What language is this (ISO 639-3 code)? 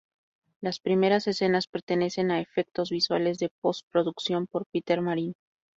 spa